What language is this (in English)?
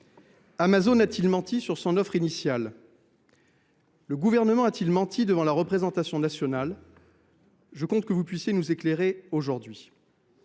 French